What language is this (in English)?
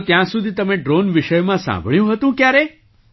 Gujarati